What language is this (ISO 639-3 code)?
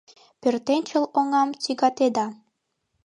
chm